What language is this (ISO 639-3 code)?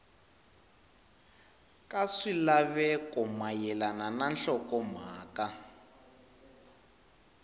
tso